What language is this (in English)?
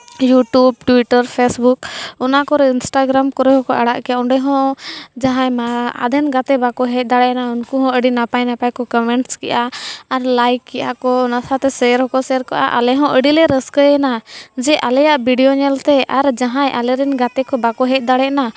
Santali